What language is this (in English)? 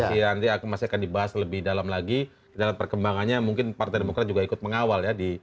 Indonesian